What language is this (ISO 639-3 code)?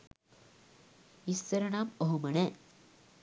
sin